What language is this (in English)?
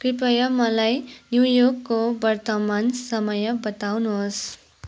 Nepali